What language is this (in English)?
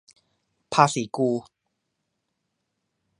Thai